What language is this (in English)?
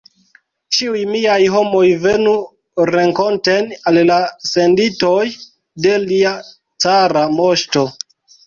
Esperanto